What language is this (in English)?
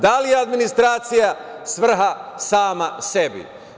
Serbian